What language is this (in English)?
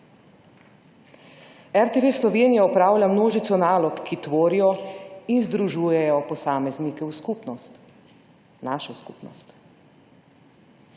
Slovenian